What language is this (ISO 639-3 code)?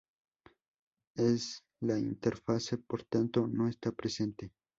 spa